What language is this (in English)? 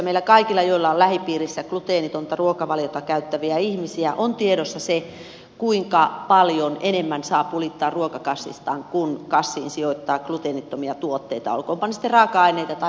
Finnish